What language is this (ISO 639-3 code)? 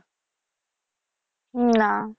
ben